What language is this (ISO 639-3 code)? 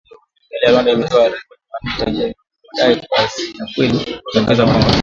swa